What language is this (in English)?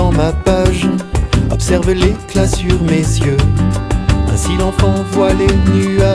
French